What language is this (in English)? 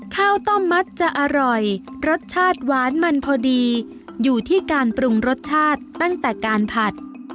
Thai